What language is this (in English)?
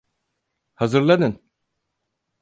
Turkish